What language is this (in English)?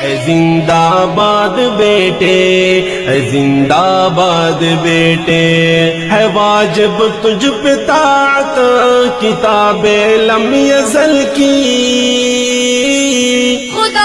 Urdu